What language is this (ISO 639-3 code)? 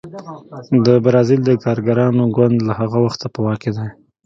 pus